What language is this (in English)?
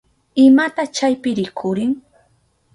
Southern Pastaza Quechua